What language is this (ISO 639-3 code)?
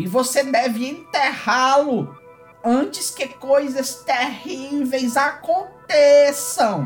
por